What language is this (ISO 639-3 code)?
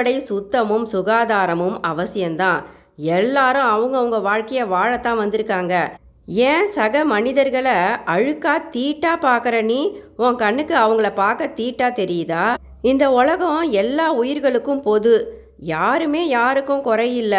tam